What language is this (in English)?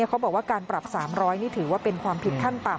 Thai